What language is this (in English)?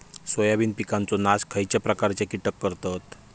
Marathi